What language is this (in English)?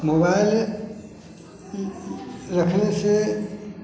Maithili